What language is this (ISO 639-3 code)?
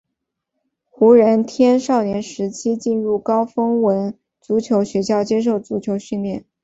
zho